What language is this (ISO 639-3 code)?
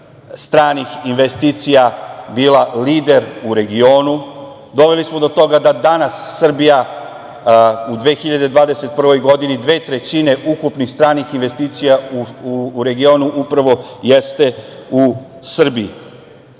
srp